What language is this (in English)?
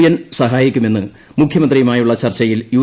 Malayalam